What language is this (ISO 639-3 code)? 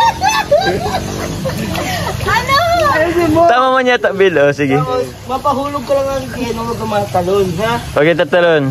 fil